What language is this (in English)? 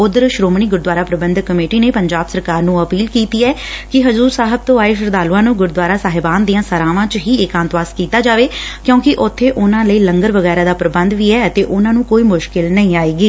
Punjabi